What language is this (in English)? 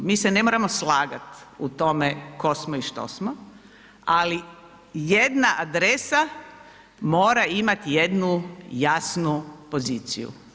Croatian